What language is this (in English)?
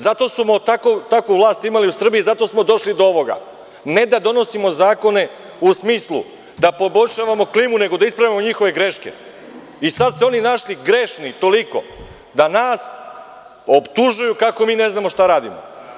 Serbian